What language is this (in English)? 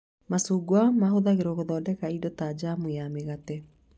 Kikuyu